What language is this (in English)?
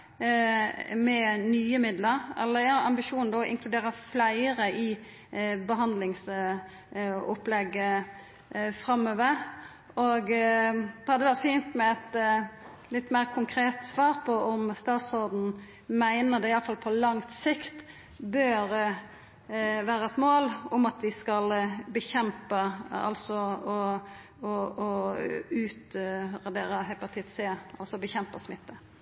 Norwegian Nynorsk